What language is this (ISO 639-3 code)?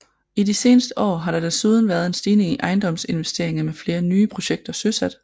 dan